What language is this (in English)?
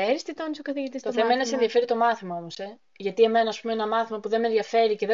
Greek